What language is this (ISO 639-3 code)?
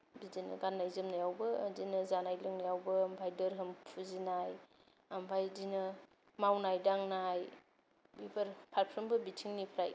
brx